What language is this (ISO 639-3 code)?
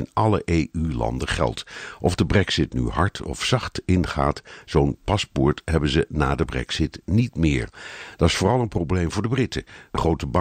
nld